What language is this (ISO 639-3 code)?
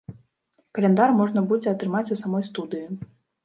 bel